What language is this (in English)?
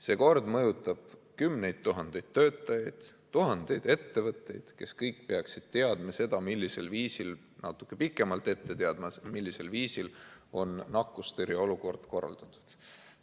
Estonian